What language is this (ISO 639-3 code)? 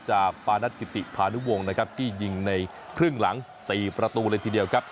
tha